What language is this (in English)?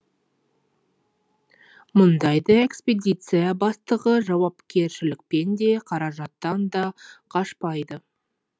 Kazakh